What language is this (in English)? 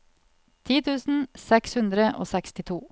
Norwegian